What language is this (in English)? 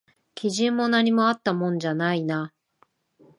Japanese